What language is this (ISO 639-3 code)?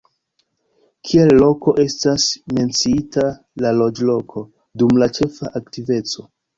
epo